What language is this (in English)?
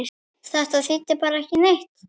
Icelandic